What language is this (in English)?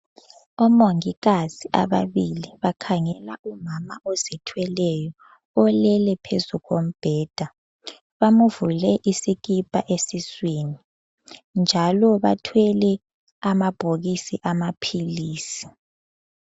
North Ndebele